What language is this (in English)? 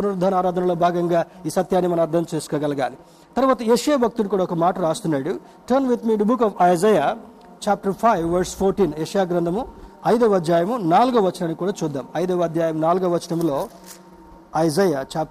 Telugu